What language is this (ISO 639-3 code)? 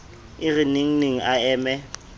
sot